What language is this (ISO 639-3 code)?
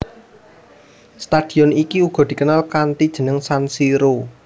jav